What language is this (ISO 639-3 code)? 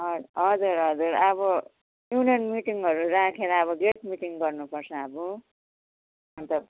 nep